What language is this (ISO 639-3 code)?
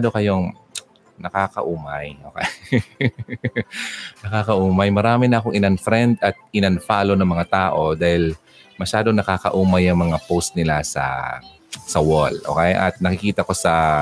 fil